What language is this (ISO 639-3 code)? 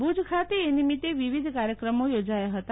guj